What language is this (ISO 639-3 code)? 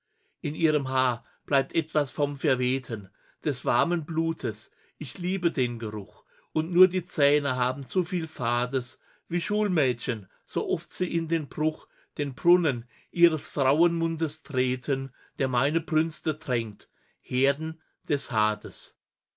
deu